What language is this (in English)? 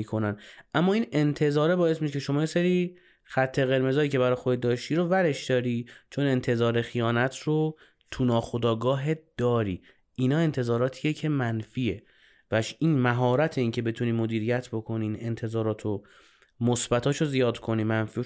Persian